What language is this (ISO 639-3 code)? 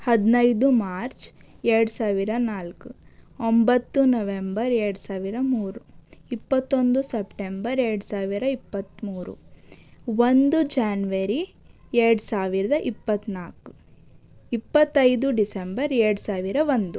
kan